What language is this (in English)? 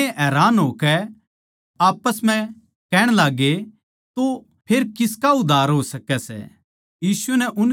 Haryanvi